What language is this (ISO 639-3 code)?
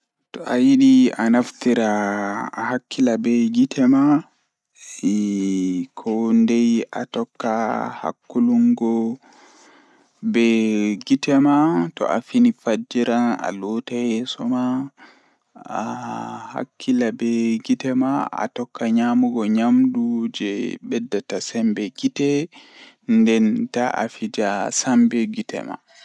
ful